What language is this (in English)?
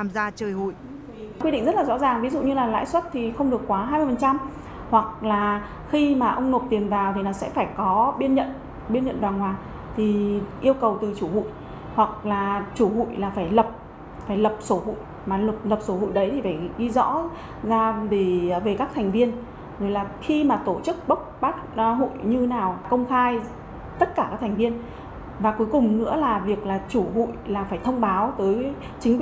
Vietnamese